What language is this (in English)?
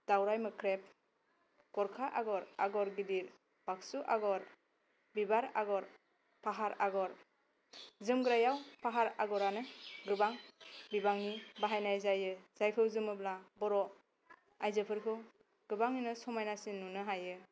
Bodo